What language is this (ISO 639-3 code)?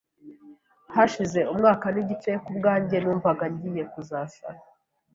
kin